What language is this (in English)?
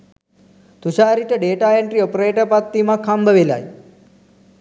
Sinhala